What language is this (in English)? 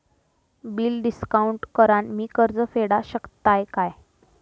Marathi